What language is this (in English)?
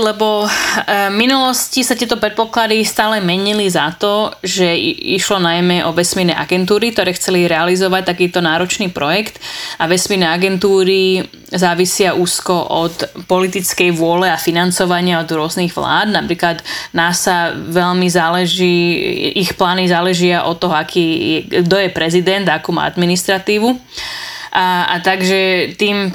Slovak